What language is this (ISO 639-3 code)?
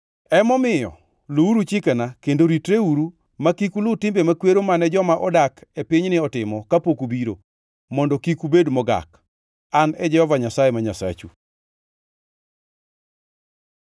luo